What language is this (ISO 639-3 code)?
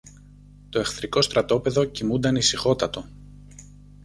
ell